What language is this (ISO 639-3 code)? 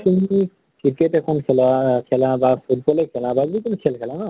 asm